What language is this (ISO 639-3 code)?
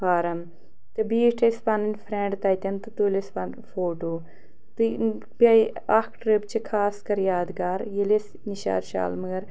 kas